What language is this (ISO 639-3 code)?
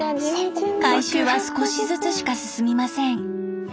jpn